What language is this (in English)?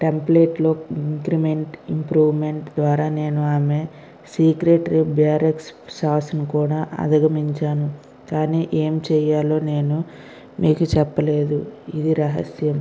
Telugu